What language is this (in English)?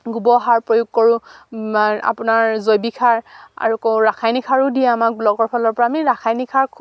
Assamese